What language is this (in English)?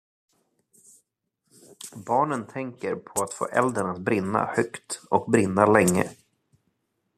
Swedish